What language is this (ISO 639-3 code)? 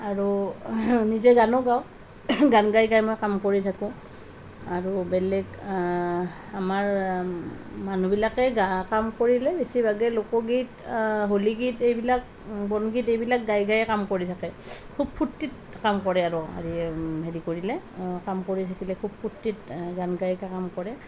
asm